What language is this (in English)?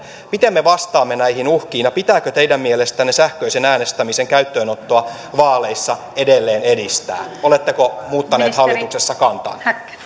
Finnish